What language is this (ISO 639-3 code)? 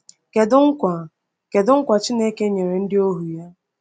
ibo